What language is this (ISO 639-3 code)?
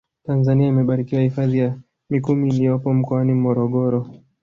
swa